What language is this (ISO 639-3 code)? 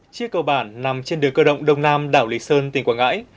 vie